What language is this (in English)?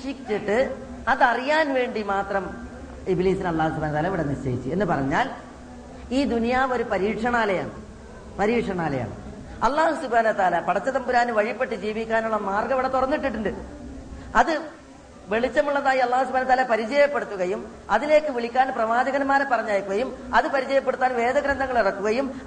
Malayalam